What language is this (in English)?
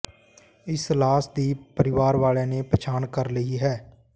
Punjabi